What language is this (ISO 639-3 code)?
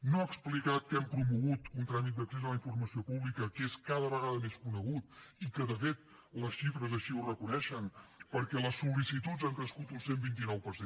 cat